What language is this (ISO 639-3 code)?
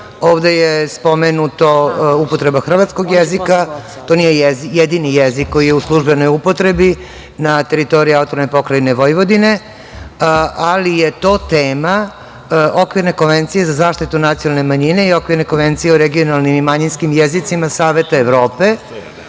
srp